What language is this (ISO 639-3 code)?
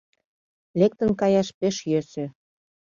chm